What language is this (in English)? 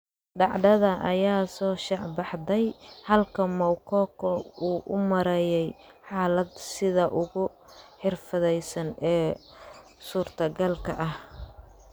Somali